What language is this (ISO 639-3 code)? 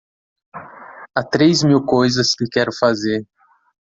por